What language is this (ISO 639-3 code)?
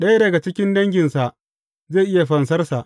hau